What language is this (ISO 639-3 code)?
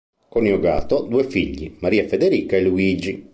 ita